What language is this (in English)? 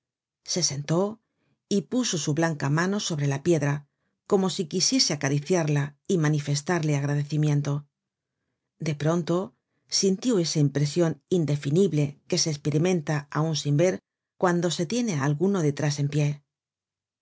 Spanish